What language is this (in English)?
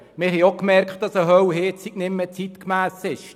Swiss German